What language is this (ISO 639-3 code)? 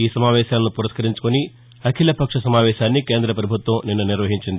tel